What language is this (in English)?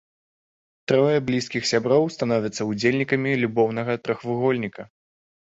Belarusian